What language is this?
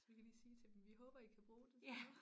Danish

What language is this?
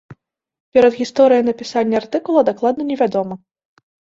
Belarusian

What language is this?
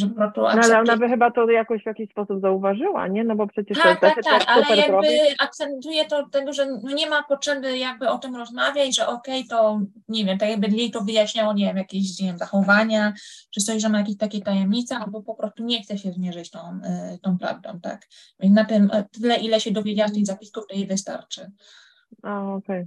Polish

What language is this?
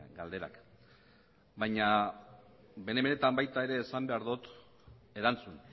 Basque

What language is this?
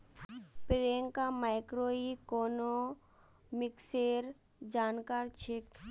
Magahi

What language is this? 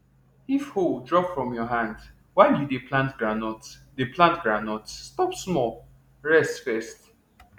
Nigerian Pidgin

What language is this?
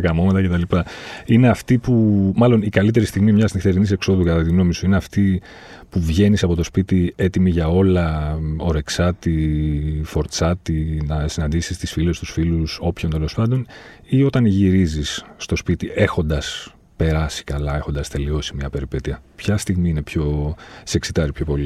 Greek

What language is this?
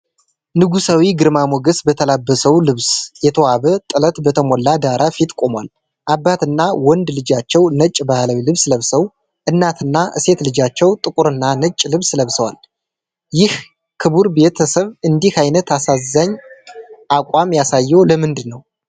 Amharic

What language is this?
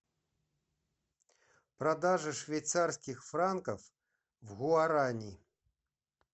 Russian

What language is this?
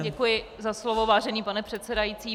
Czech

